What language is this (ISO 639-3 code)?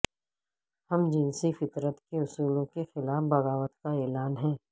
urd